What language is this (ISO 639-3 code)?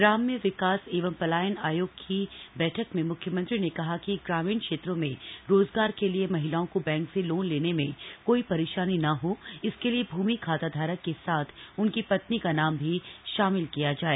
hin